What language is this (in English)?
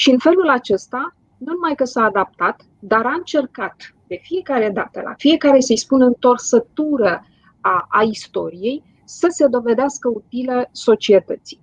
Romanian